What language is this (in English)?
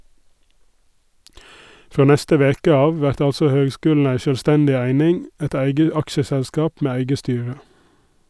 Norwegian